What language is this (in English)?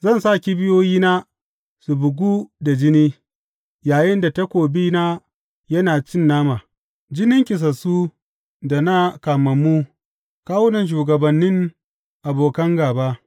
Hausa